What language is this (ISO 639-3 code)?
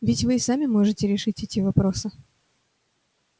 rus